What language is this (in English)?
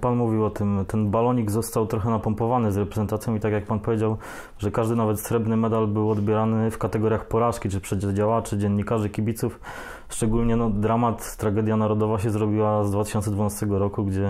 Polish